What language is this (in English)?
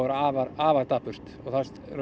Icelandic